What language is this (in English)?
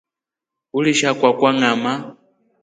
Rombo